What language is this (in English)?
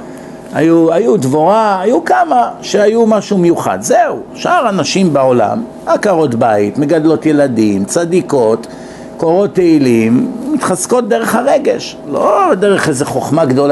Hebrew